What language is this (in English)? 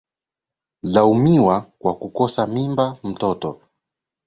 Swahili